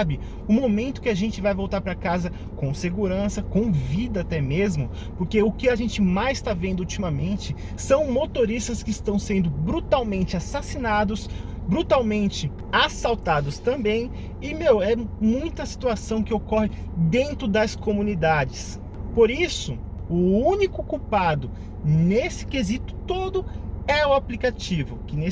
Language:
Portuguese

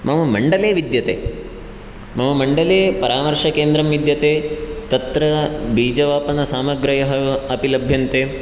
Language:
Sanskrit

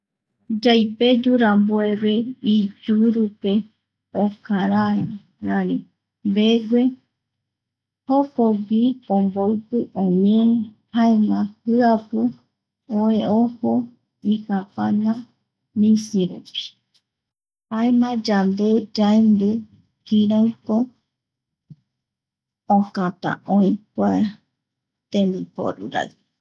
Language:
Eastern Bolivian Guaraní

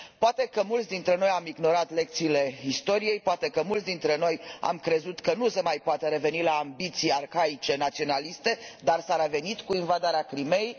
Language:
Romanian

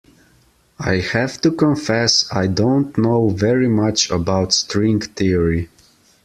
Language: English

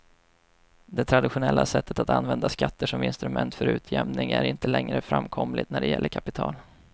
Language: Swedish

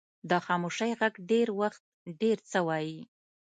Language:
Pashto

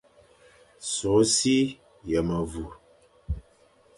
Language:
Fang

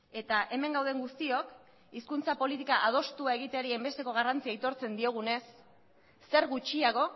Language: Basque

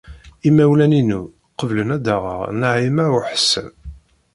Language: Kabyle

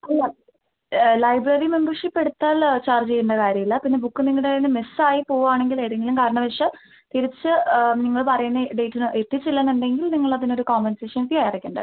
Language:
Malayalam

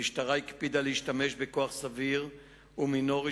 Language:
Hebrew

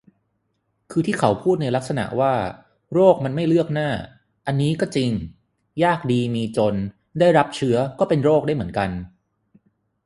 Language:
Thai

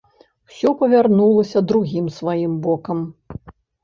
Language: Belarusian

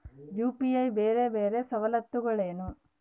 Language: Kannada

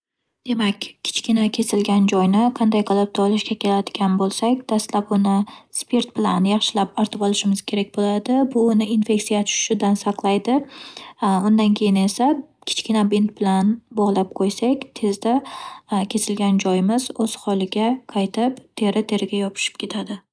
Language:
Uzbek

